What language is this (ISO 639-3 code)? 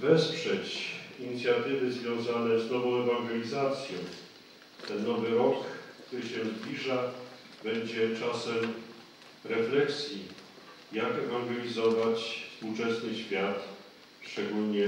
pol